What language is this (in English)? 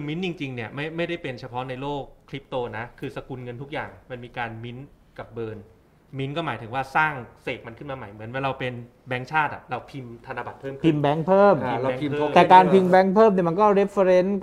Thai